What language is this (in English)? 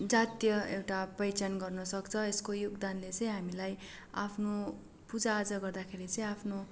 Nepali